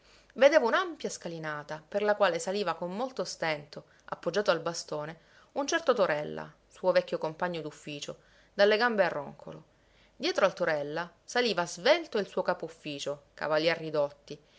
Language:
Italian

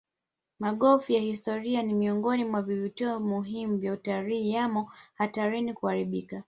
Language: Swahili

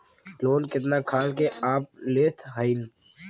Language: Bhojpuri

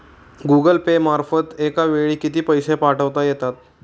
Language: Marathi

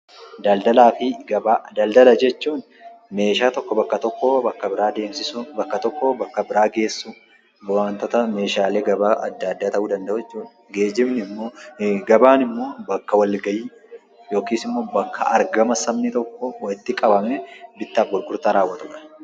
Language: Oromo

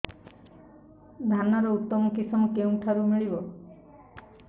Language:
Odia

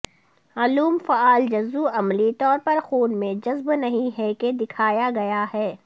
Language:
Urdu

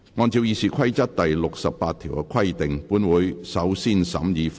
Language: Cantonese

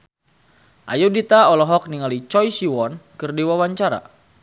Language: Sundanese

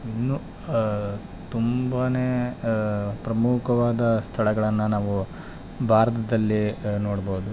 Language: Kannada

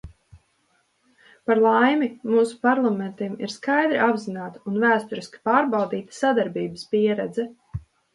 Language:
Latvian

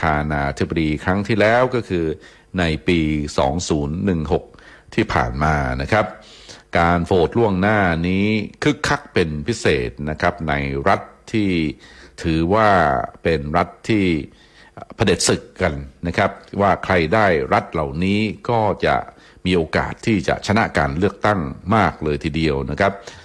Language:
Thai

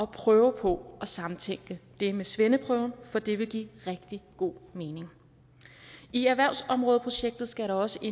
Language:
Danish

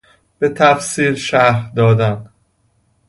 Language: Persian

